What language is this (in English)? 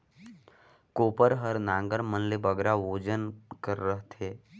Chhattisgarhi